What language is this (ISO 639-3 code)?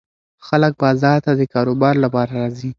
pus